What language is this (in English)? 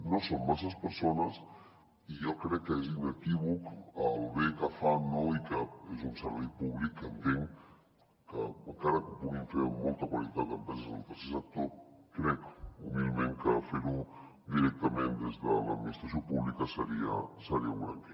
Catalan